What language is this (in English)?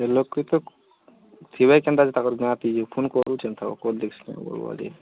Odia